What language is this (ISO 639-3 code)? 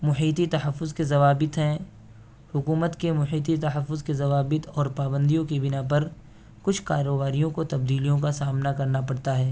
urd